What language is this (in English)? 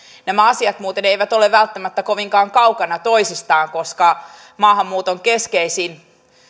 Finnish